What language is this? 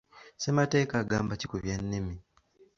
Ganda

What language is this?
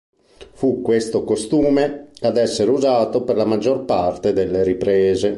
Italian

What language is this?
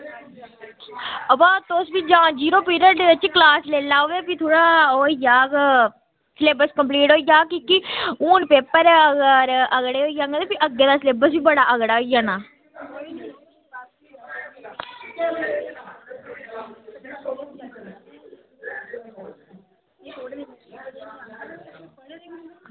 Dogri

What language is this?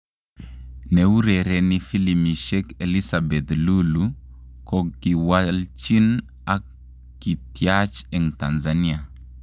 Kalenjin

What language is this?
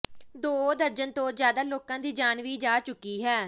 Punjabi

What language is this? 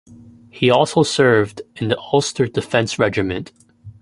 English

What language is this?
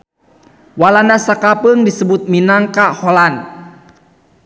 Sundanese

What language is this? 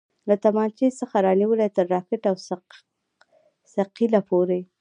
Pashto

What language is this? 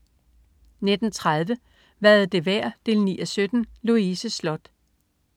Danish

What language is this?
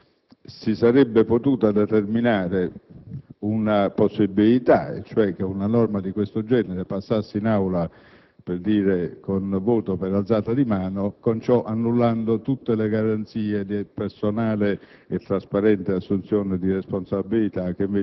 Italian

